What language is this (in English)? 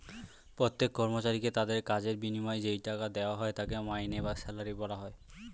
Bangla